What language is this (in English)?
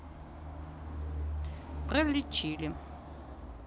Russian